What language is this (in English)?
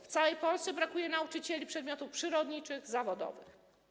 Polish